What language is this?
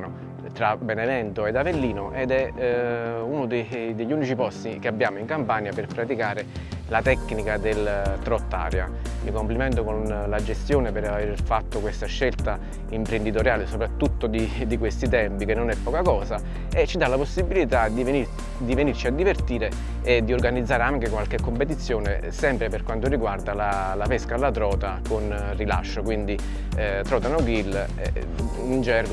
Italian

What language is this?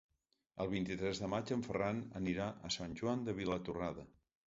Catalan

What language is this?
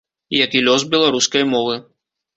Belarusian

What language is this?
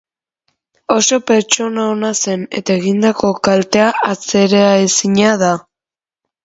Basque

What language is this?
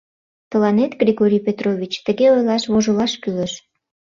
Mari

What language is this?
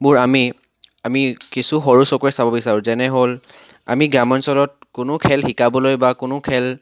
Assamese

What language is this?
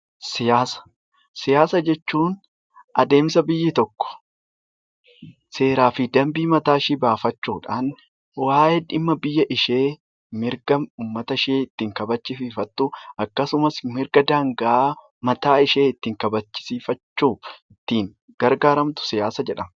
Oromo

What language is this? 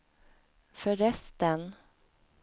Swedish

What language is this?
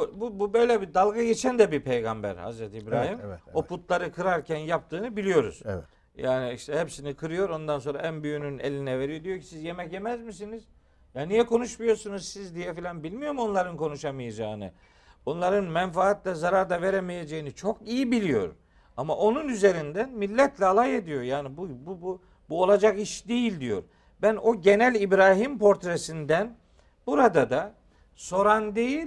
Turkish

